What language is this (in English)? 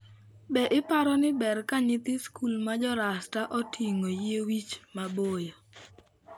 Luo (Kenya and Tanzania)